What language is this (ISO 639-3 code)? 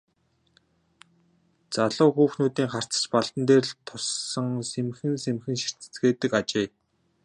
mon